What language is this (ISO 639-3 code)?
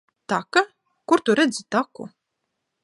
lav